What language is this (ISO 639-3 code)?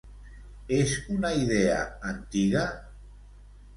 cat